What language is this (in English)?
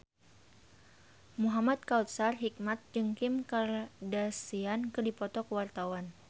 Sundanese